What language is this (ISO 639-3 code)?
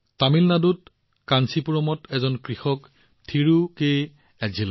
asm